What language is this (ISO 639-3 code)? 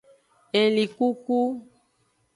ajg